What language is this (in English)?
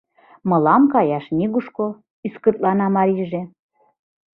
Mari